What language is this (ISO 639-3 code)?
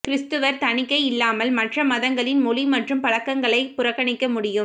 tam